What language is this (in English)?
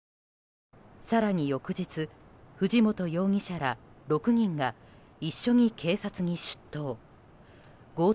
Japanese